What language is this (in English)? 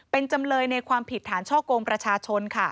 Thai